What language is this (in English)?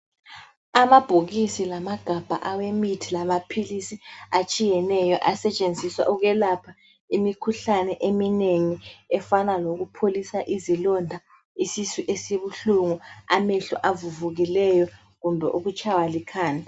North Ndebele